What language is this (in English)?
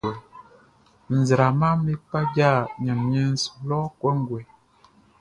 Baoulé